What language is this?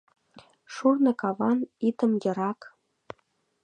Mari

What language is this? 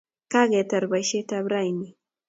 Kalenjin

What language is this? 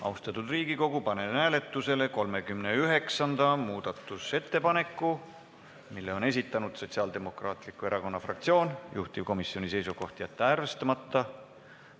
Estonian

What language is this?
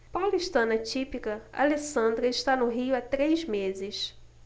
Portuguese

